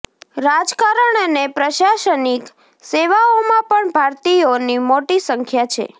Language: Gujarati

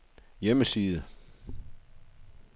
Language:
Danish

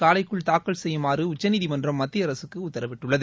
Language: Tamil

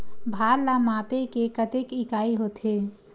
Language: Chhattisgarhi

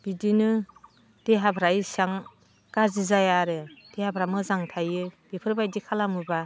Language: Bodo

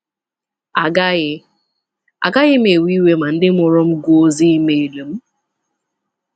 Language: Igbo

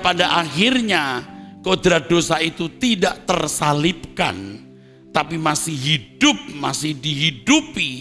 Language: Indonesian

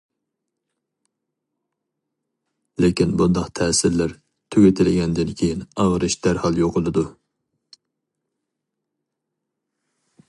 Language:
Uyghur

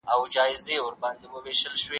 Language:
Pashto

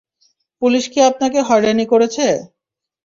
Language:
Bangla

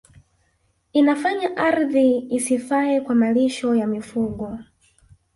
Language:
Swahili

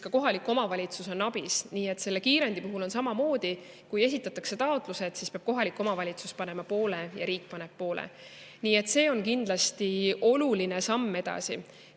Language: Estonian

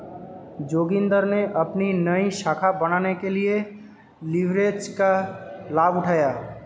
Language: Hindi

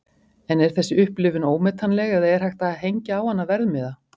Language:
Icelandic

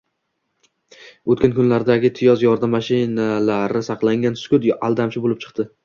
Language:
Uzbek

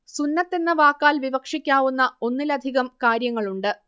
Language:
Malayalam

